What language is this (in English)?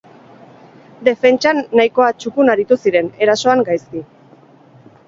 Basque